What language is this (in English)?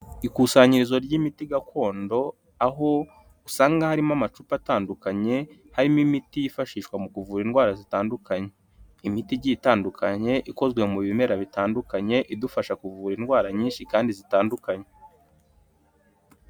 Kinyarwanda